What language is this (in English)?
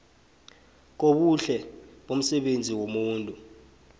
South Ndebele